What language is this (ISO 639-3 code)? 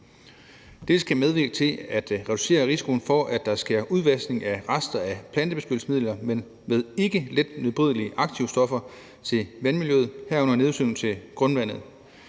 dan